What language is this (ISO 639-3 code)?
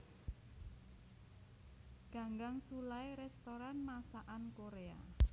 jav